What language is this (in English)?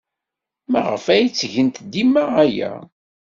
Kabyle